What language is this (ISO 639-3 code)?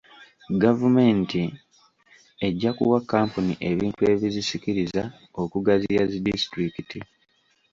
lug